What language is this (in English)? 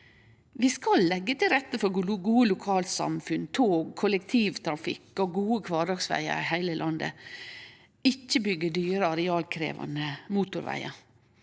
Norwegian